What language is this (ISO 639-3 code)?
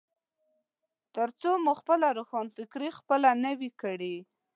pus